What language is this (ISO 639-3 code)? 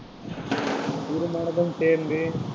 tam